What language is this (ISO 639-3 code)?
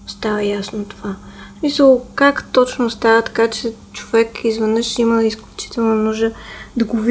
bul